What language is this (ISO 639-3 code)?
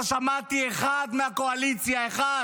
heb